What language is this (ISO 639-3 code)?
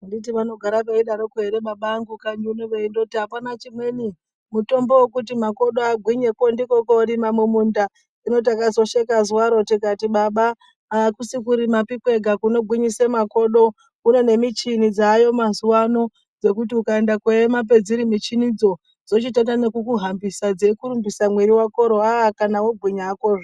ndc